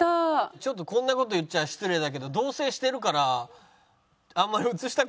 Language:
Japanese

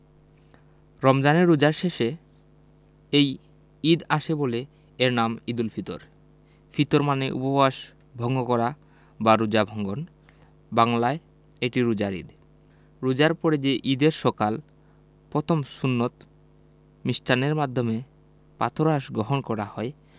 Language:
Bangla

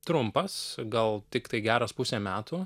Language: Lithuanian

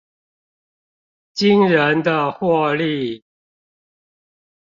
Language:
Chinese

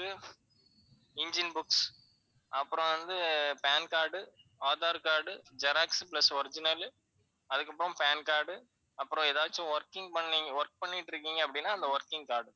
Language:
Tamil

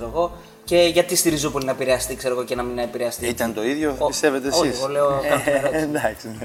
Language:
Greek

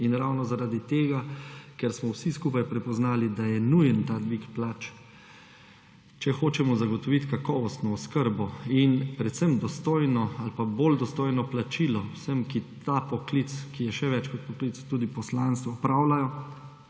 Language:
Slovenian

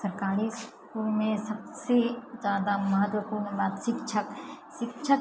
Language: Maithili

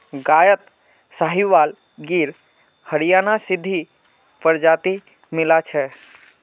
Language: Magahi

